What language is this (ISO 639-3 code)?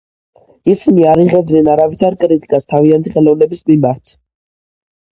kat